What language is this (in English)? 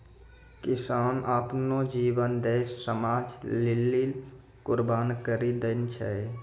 Maithili